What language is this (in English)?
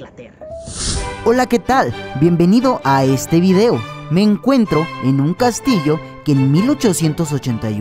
Spanish